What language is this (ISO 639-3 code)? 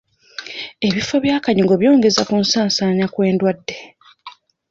lug